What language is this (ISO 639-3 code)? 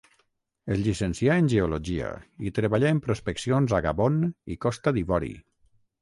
cat